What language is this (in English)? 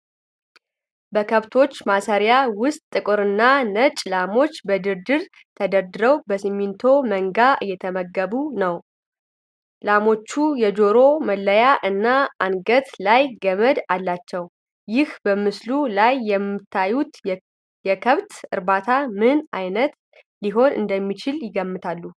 Amharic